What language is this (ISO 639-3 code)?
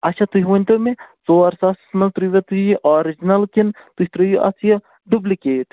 kas